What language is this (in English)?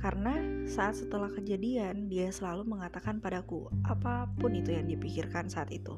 Indonesian